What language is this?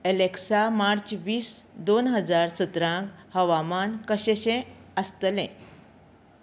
Konkani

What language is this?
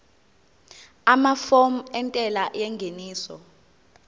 Zulu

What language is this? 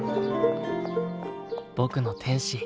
Japanese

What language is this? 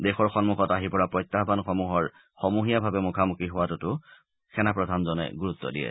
Assamese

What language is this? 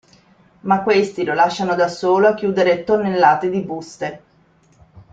Italian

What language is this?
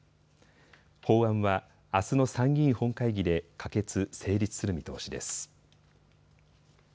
Japanese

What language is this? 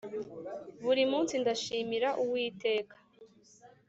Kinyarwanda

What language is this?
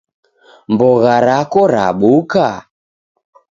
Taita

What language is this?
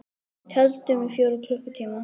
Icelandic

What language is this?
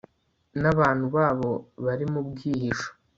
Kinyarwanda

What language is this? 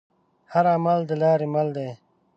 Pashto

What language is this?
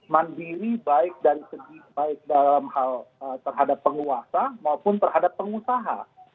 Indonesian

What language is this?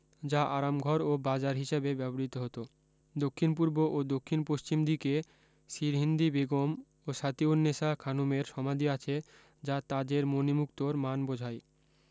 Bangla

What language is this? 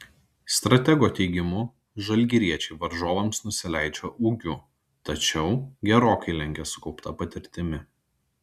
Lithuanian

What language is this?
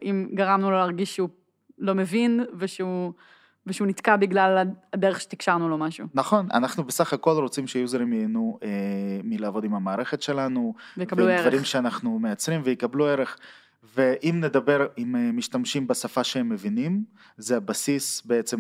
Hebrew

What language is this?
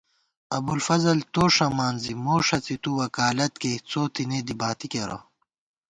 Gawar-Bati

